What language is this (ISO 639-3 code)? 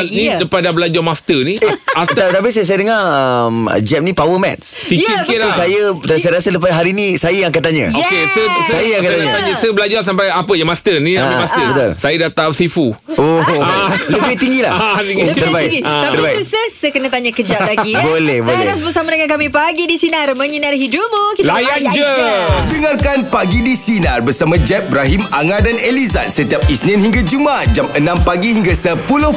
msa